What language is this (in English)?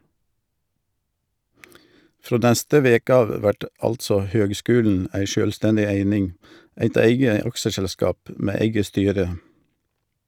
Norwegian